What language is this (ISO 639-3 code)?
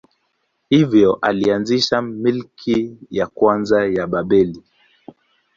swa